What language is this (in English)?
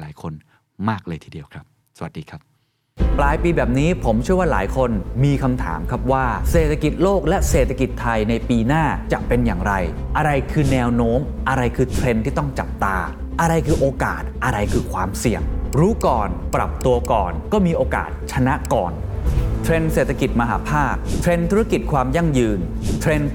Thai